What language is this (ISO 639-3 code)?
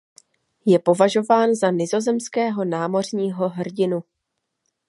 ces